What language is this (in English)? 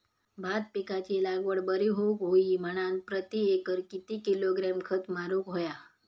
Marathi